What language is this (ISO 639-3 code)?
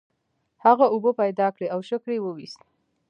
pus